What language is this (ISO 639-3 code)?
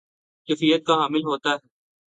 urd